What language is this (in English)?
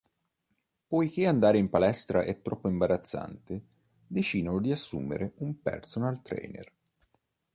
Italian